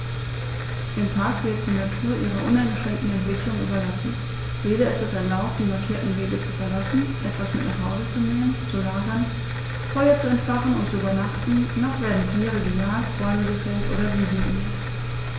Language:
German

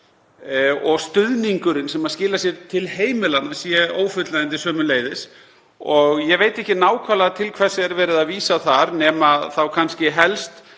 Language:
Icelandic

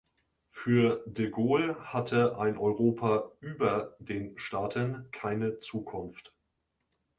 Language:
German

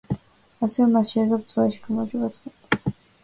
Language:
Georgian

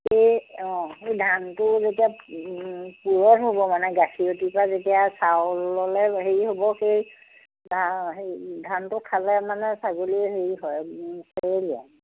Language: Assamese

